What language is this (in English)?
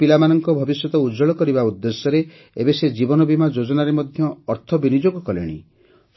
Odia